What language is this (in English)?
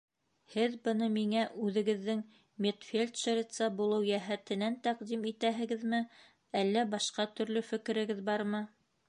Bashkir